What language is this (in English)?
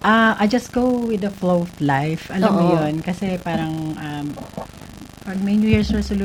Filipino